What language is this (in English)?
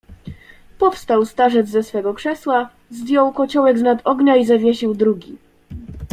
Polish